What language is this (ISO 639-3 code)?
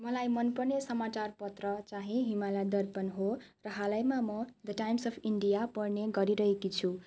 nep